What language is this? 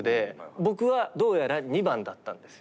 Japanese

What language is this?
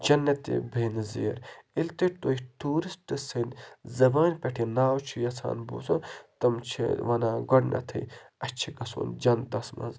Kashmiri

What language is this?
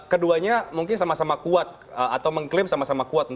Indonesian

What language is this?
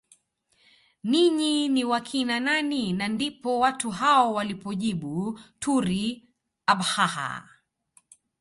Swahili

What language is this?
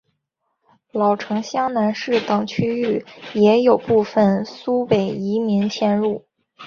Chinese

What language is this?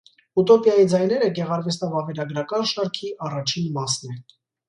Armenian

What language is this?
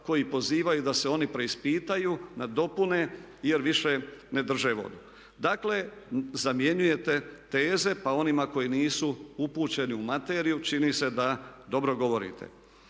Croatian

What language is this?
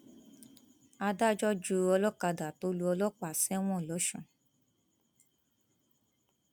Yoruba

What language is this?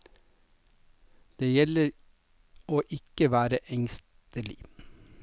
Norwegian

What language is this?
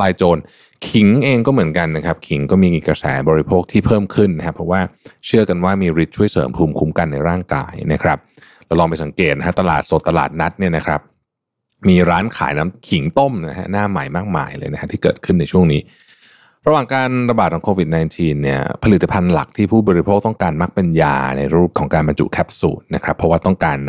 Thai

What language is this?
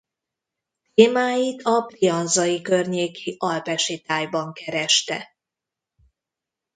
Hungarian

